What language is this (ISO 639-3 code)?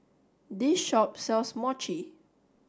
eng